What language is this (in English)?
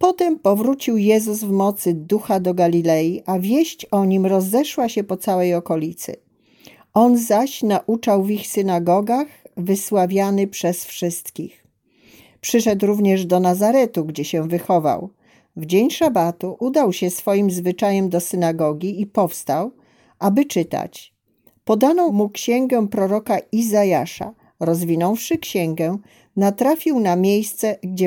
Polish